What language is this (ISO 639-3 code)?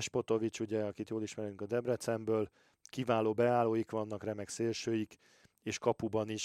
hun